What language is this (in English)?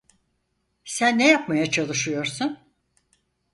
Turkish